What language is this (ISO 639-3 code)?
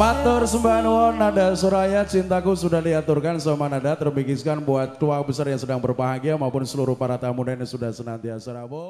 ind